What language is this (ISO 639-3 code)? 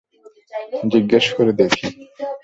ben